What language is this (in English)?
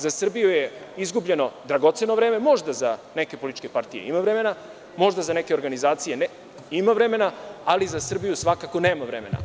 Serbian